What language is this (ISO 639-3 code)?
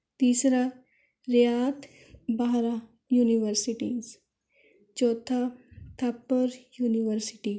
pan